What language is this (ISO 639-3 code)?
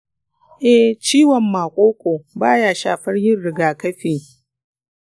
hau